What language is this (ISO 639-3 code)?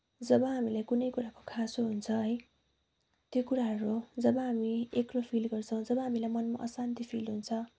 nep